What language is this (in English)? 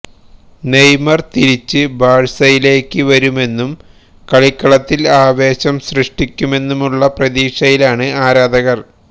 Malayalam